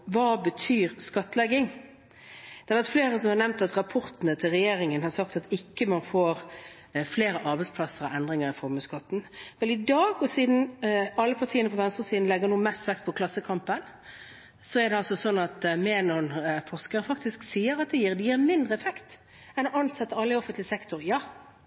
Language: Norwegian Bokmål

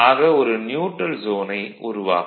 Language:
Tamil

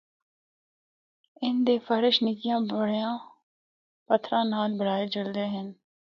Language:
Northern Hindko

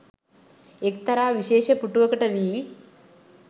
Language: Sinhala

